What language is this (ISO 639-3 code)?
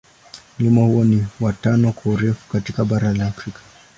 swa